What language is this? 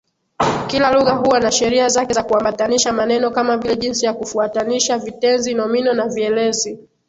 Swahili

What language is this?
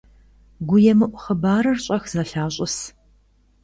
Kabardian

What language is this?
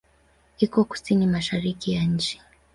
Swahili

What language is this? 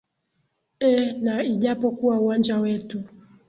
Swahili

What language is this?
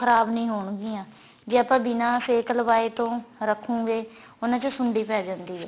Punjabi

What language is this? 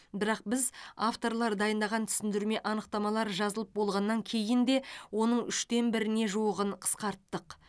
Kazakh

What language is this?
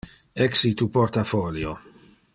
Interlingua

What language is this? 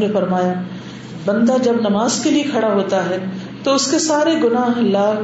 Urdu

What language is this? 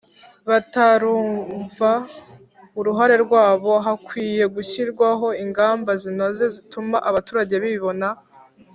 Kinyarwanda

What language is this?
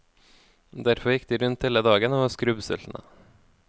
Norwegian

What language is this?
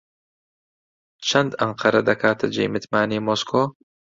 Central Kurdish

